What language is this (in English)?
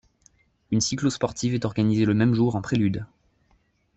French